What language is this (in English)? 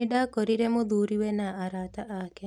Kikuyu